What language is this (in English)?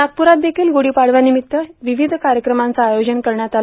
Marathi